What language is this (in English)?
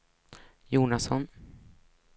Swedish